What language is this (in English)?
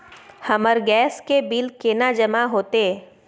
Maithili